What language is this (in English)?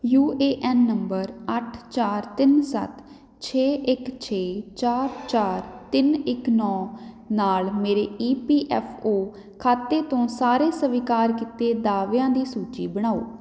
Punjabi